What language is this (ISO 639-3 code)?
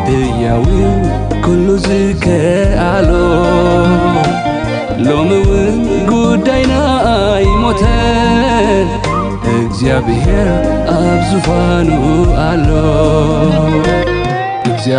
ara